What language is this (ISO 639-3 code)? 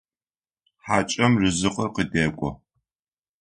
ady